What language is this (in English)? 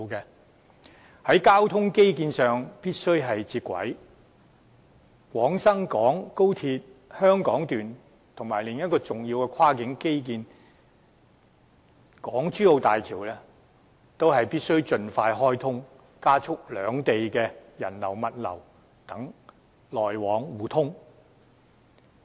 Cantonese